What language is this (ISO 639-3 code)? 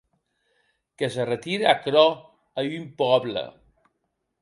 oci